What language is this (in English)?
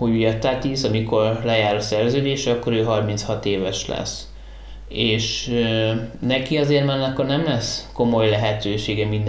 Hungarian